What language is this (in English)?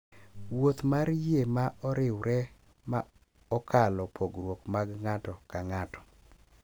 Luo (Kenya and Tanzania)